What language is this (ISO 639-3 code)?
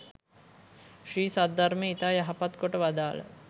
sin